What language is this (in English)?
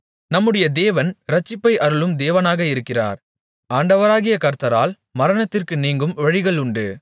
Tamil